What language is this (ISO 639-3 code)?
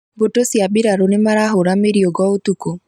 kik